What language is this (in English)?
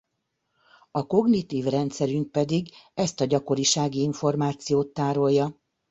Hungarian